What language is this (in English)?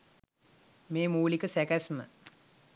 Sinhala